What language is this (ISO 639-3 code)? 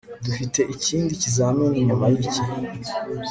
kin